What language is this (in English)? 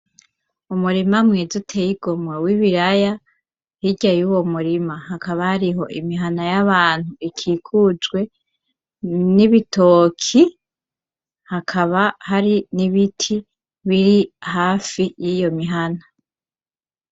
Rundi